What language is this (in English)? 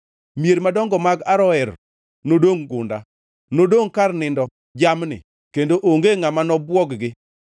Luo (Kenya and Tanzania)